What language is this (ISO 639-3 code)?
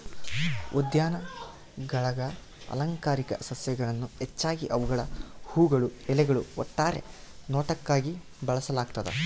kan